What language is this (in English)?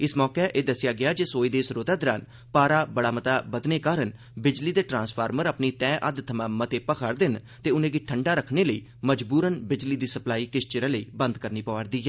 Dogri